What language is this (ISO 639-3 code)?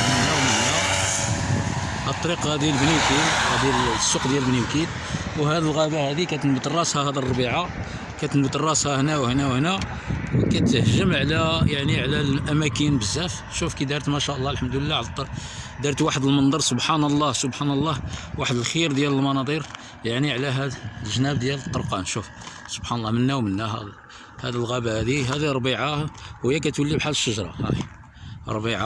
ara